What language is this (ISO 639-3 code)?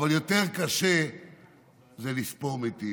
heb